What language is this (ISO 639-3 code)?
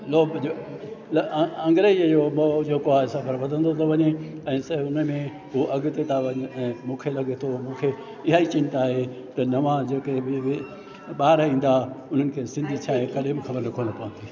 snd